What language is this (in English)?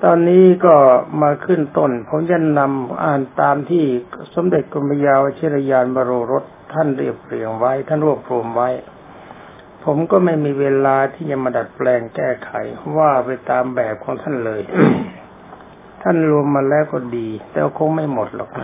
Thai